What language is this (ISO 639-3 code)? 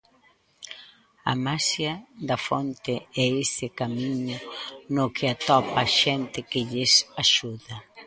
glg